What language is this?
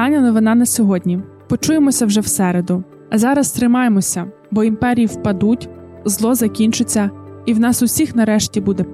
Ukrainian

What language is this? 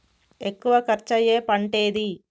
Telugu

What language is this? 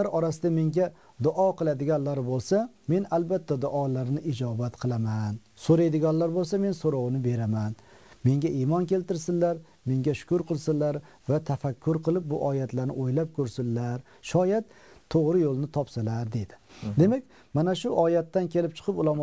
Turkish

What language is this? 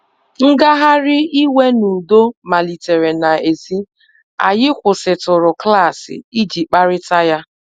Igbo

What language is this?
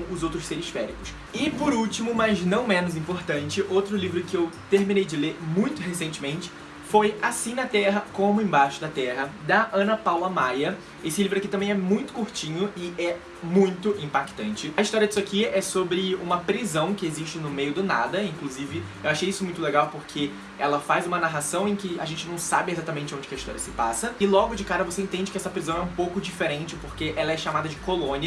Portuguese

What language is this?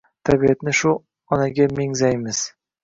Uzbek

